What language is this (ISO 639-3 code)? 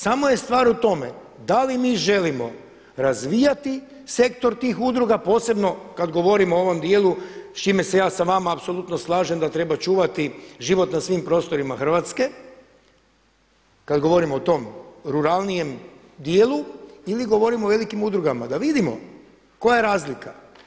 hrv